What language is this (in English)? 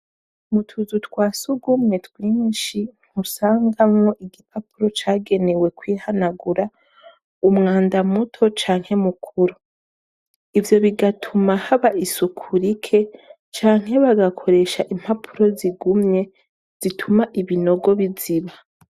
Rundi